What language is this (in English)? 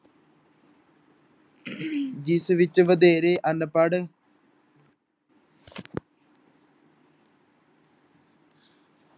Punjabi